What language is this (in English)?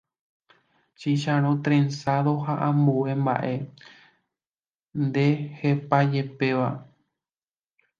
Guarani